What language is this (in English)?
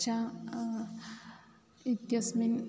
Sanskrit